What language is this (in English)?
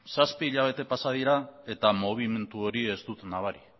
Basque